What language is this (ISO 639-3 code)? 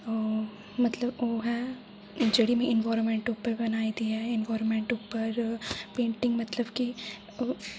doi